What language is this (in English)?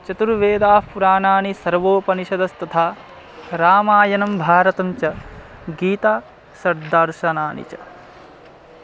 Sanskrit